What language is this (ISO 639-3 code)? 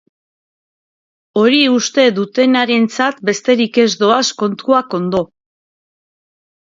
eus